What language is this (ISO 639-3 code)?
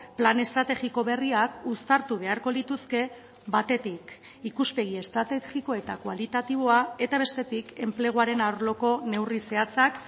eus